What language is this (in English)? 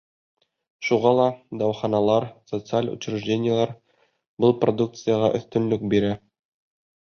Bashkir